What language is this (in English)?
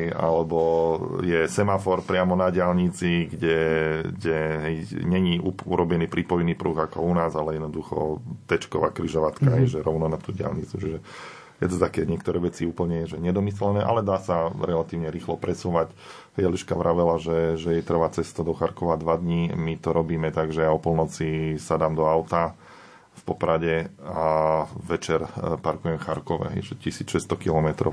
Slovak